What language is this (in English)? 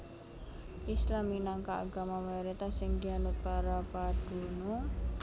Javanese